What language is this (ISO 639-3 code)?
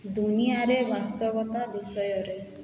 ori